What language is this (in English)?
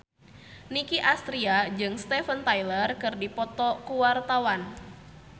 Sundanese